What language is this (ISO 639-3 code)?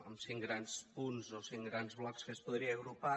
cat